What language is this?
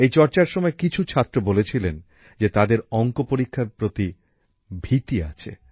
Bangla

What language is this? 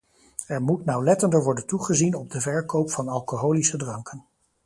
Dutch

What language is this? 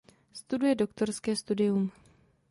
Czech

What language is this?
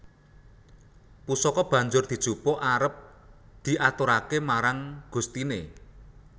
Javanese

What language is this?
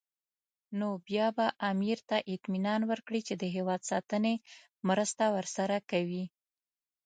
Pashto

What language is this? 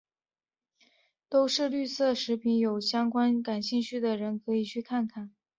Chinese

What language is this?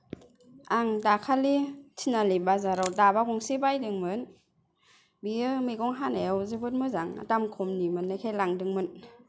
Bodo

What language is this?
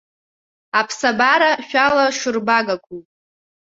Abkhazian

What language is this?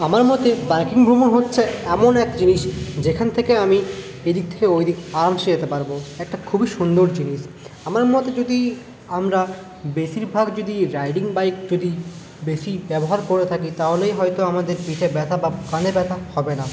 Bangla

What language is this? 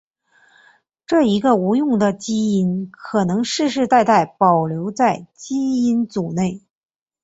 Chinese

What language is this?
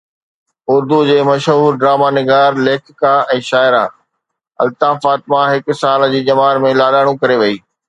Sindhi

